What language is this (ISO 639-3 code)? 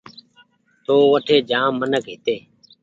gig